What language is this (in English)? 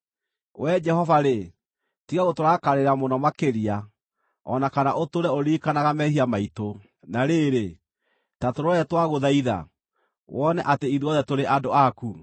Kikuyu